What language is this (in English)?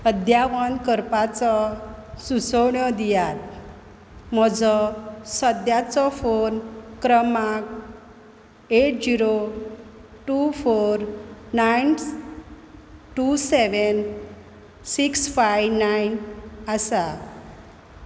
Konkani